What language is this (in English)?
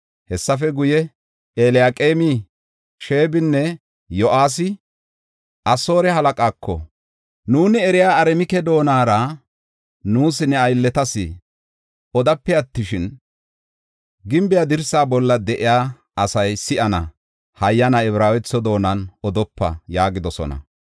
Gofa